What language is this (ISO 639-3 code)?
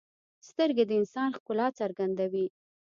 pus